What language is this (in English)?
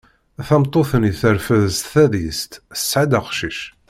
Kabyle